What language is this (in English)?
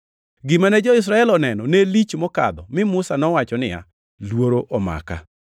Luo (Kenya and Tanzania)